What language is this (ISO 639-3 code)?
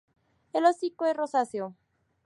spa